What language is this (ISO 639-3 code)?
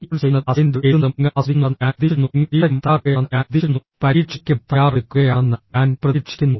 mal